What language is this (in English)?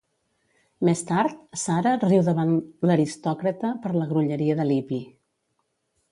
Catalan